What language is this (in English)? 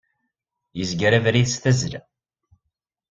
Kabyle